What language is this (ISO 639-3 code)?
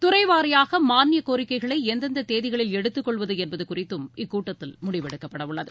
tam